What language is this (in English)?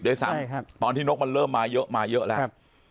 Thai